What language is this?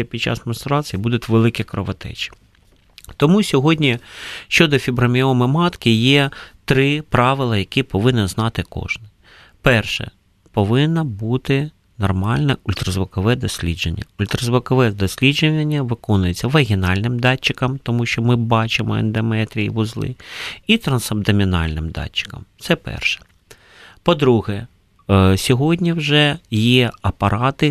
Ukrainian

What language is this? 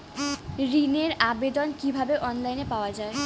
Bangla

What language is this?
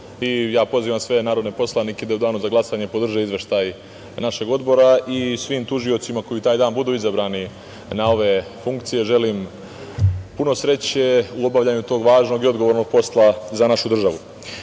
Serbian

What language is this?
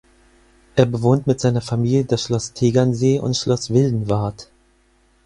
German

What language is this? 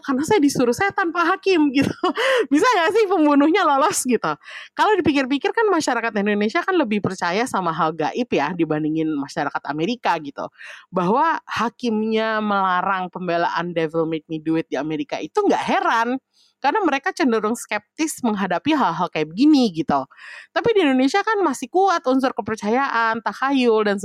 Indonesian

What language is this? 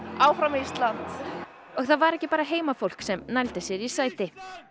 Icelandic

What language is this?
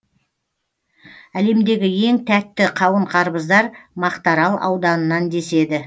Kazakh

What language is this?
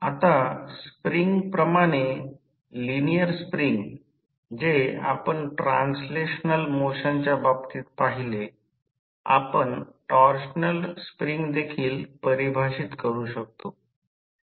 Marathi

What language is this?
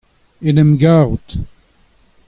Breton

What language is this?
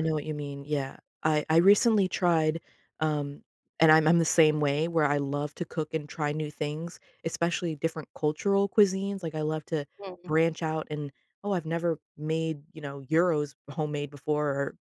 English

